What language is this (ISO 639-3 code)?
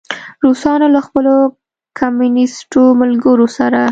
pus